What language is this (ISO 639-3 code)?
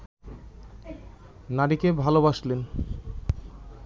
ben